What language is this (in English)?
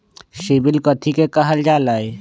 Magahi